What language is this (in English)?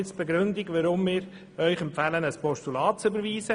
Swiss German